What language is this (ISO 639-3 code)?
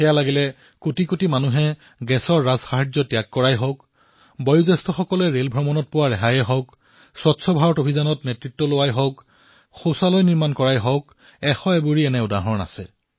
asm